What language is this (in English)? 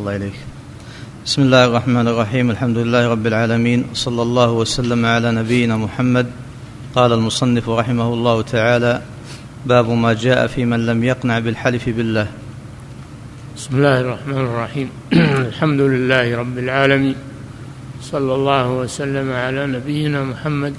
Arabic